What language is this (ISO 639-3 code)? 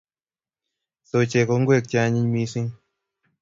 kln